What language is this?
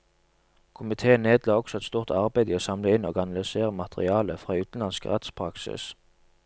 Norwegian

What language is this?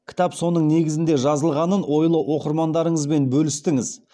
Kazakh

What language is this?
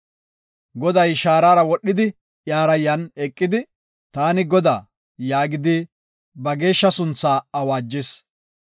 Gofa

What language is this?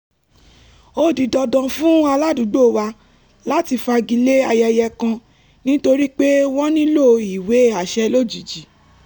Yoruba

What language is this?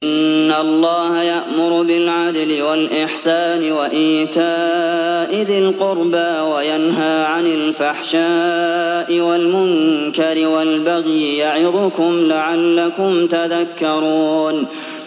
Arabic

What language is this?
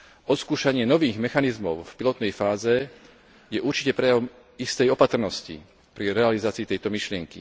Slovak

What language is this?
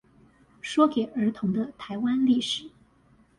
Chinese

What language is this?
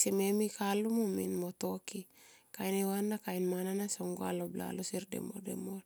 Tomoip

